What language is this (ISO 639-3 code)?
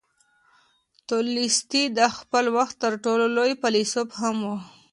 pus